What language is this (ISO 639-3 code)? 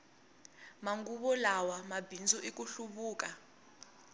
tso